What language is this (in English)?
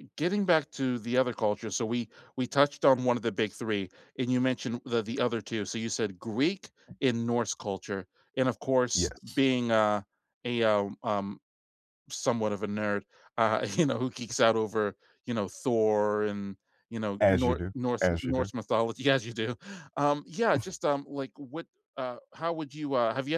English